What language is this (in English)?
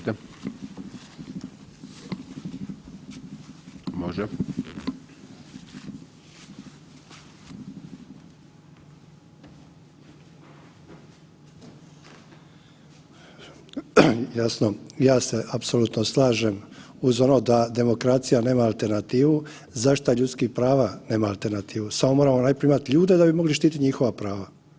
Croatian